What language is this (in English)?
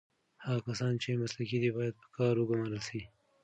Pashto